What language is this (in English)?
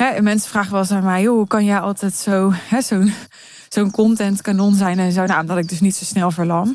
Dutch